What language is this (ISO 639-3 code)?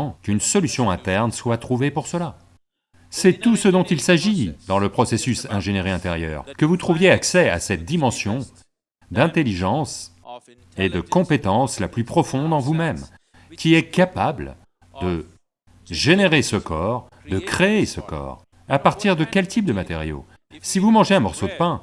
fra